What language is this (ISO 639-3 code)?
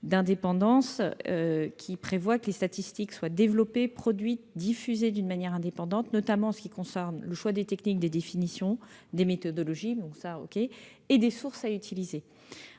fra